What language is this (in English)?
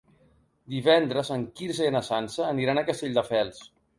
Catalan